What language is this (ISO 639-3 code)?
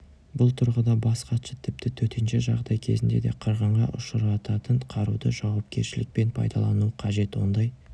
kaz